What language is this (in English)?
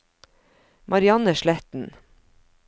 Norwegian